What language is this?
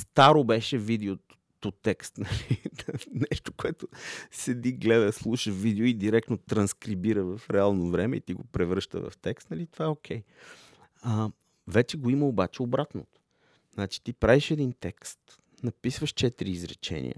Bulgarian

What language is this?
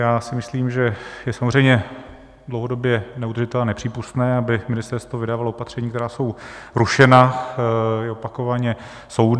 Czech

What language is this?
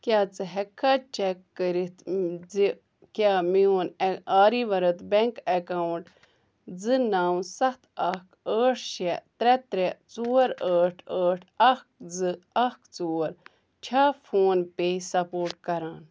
Kashmiri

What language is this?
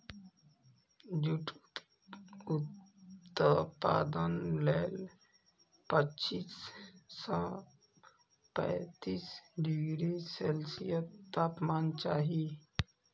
Maithili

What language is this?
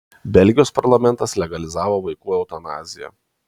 Lithuanian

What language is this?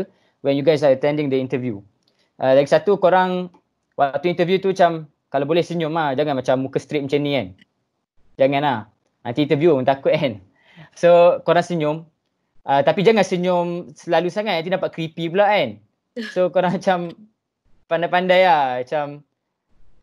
Malay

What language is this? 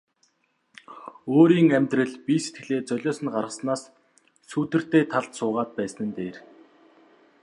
Mongolian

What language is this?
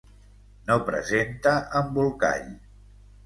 Catalan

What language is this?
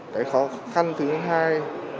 Vietnamese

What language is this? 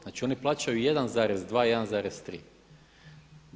Croatian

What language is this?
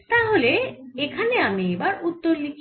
Bangla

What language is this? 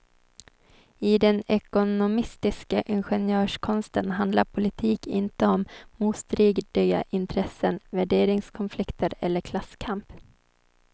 Swedish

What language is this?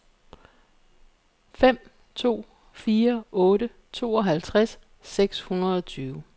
Danish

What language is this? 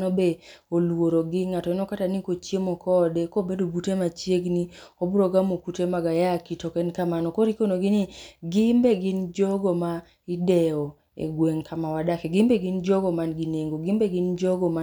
Luo (Kenya and Tanzania)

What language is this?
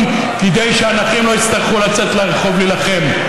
Hebrew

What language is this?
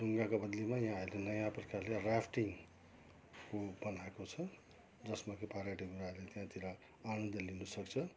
Nepali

